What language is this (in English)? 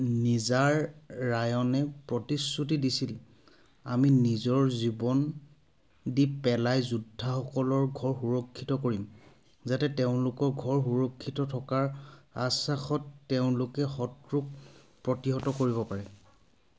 Assamese